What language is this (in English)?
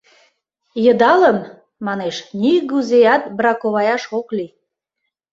Mari